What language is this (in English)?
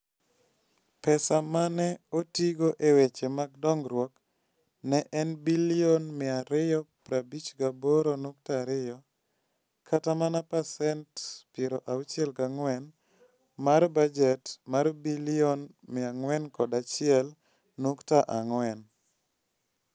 Luo (Kenya and Tanzania)